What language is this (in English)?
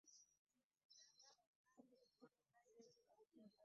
Ganda